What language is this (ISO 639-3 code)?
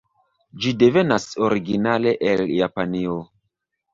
epo